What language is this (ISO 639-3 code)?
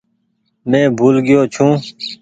gig